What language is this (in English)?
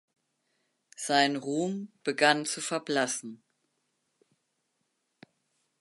German